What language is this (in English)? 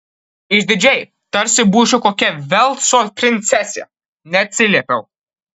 Lithuanian